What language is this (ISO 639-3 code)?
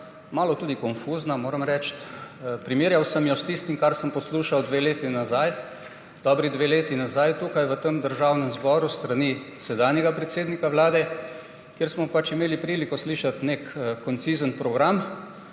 slv